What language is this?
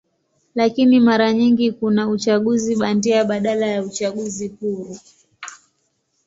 Swahili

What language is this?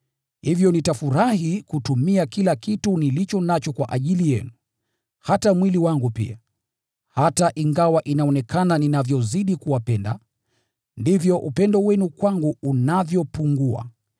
Swahili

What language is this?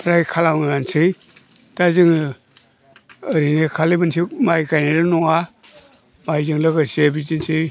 Bodo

